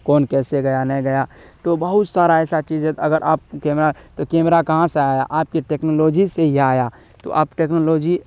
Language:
Urdu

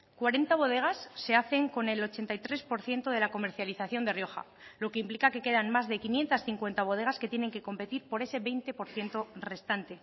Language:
Spanish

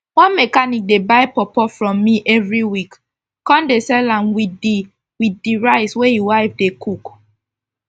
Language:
Nigerian Pidgin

